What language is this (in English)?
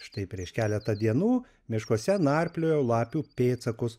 Lithuanian